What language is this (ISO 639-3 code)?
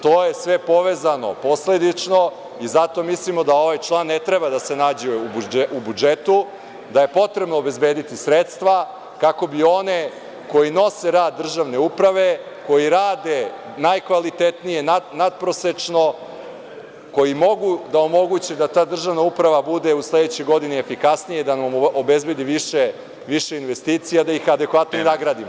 srp